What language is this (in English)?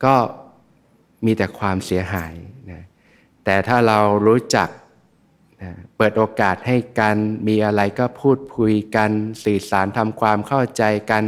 Thai